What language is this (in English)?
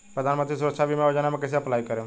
Bhojpuri